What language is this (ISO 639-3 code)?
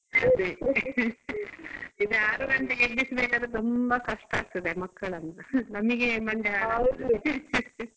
kan